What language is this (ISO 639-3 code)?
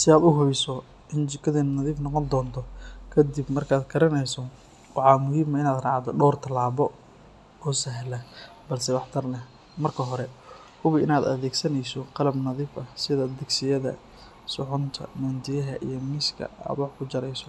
som